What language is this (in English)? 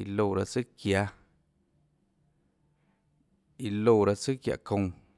Tlacoatzintepec Chinantec